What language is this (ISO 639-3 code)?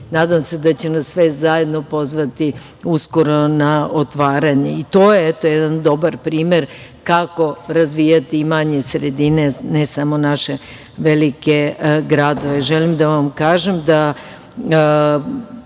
srp